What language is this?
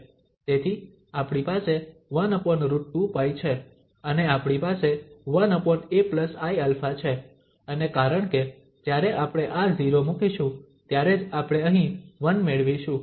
Gujarati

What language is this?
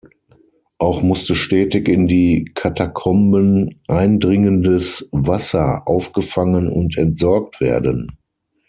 German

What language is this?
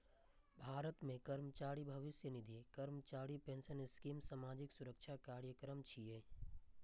Maithili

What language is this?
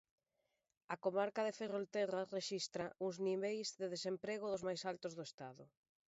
Galician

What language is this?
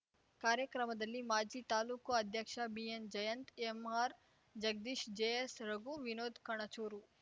Kannada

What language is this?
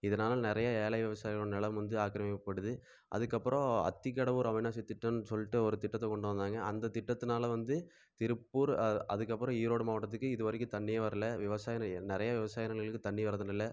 Tamil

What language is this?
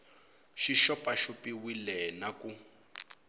Tsonga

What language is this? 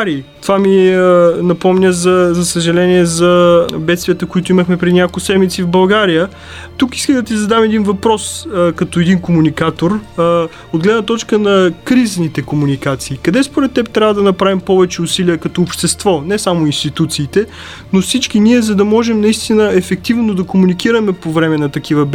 Bulgarian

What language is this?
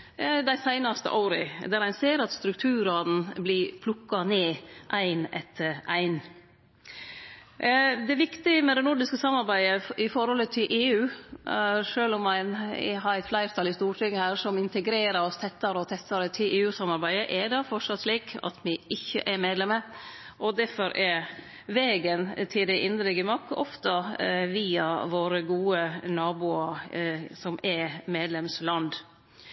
Norwegian Nynorsk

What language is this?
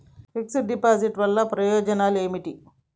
Telugu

